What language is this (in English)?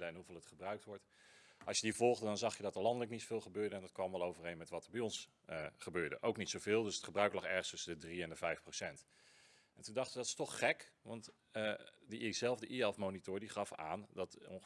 Dutch